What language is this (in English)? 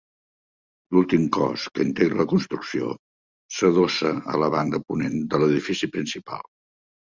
Catalan